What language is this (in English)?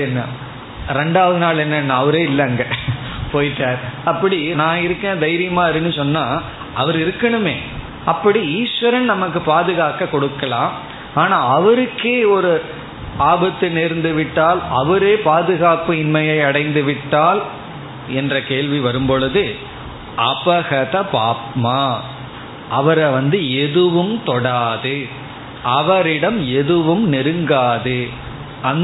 Tamil